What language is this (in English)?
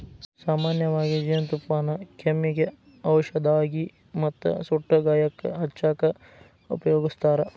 Kannada